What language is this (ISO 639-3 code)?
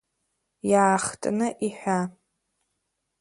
abk